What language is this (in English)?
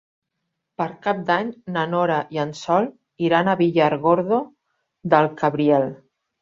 Catalan